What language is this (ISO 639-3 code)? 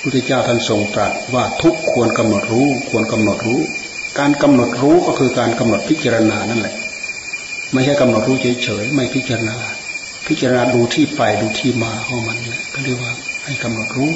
tha